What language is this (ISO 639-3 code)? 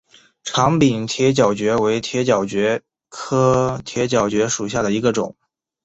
zho